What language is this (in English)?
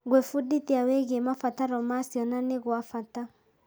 Kikuyu